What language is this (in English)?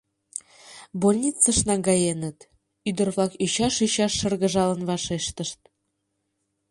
Mari